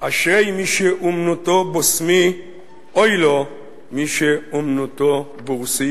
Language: Hebrew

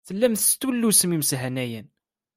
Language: Kabyle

